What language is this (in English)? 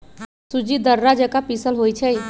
Magahi